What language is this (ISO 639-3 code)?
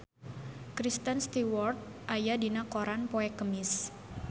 sun